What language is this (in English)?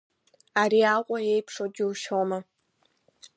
Abkhazian